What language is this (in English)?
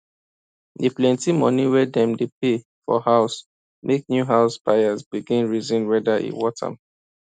Nigerian Pidgin